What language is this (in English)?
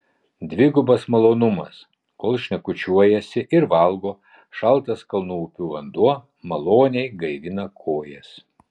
Lithuanian